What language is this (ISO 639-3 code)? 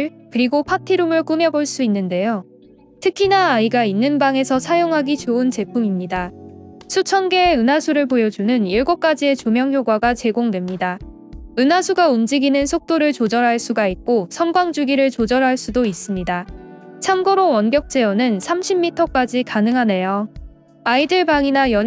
kor